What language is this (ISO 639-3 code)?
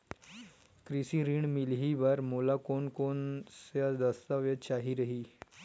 hne